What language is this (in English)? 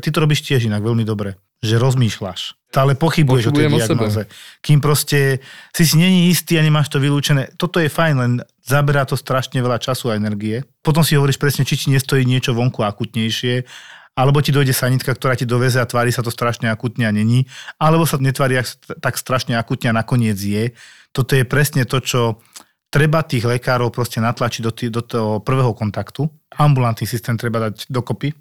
Slovak